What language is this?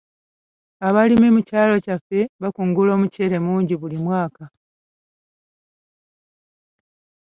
Ganda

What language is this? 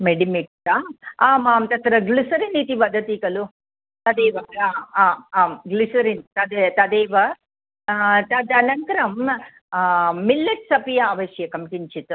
Sanskrit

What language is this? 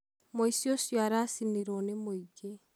Kikuyu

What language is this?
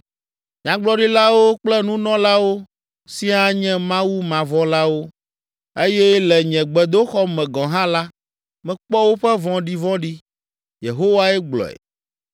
Ewe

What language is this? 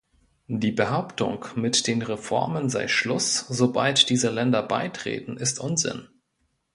German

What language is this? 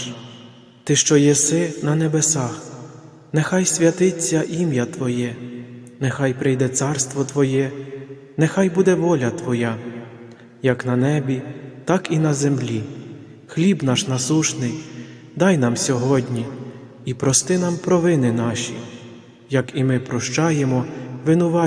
Ukrainian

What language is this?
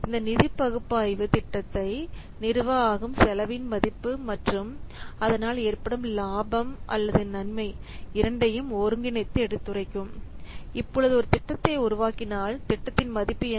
Tamil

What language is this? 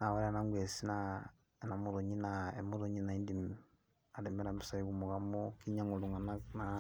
Masai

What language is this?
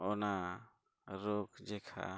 Santali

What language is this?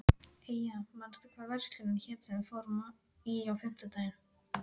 Icelandic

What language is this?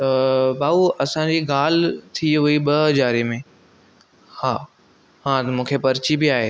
Sindhi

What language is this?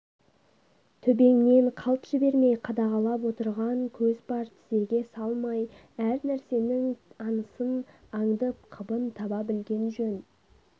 Kazakh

